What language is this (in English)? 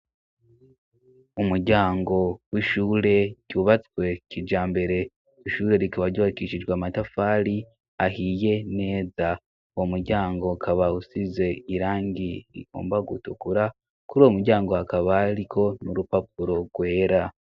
Rundi